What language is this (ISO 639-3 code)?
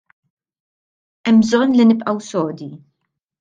mlt